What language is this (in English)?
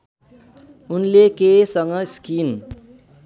Nepali